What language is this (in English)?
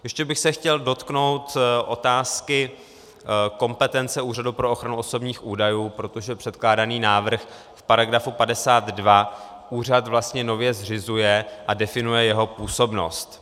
Czech